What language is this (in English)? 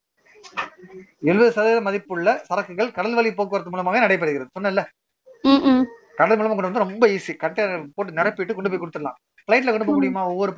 Tamil